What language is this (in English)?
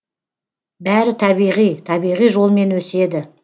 Kazakh